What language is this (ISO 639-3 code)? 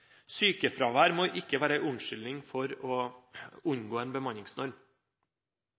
nob